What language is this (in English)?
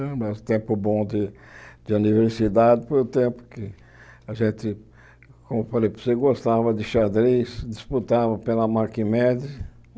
Portuguese